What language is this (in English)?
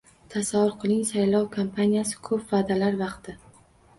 Uzbek